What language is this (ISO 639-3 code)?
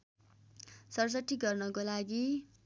nep